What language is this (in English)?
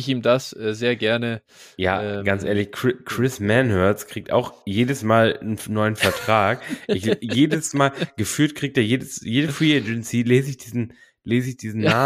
German